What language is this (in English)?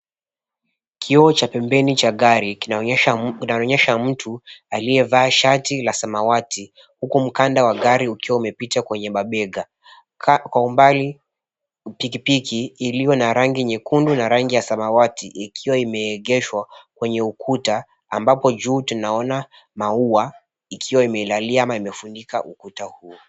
Swahili